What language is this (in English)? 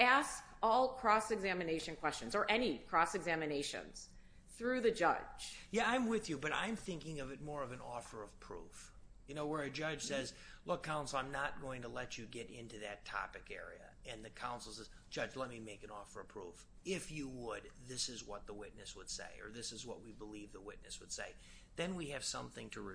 English